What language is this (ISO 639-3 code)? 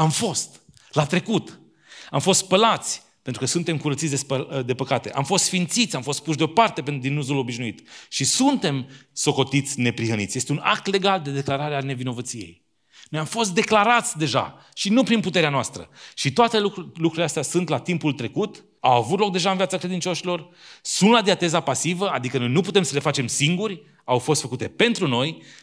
ron